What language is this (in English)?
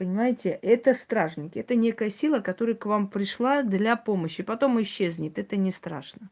Russian